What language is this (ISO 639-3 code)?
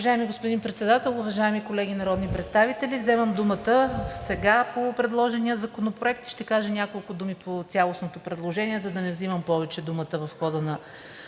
bul